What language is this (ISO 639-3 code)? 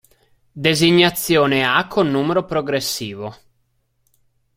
ita